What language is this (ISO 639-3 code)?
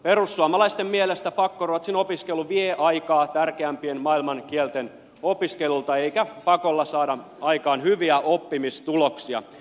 fin